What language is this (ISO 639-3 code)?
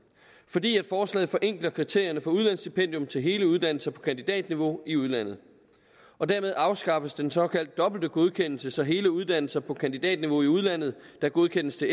dan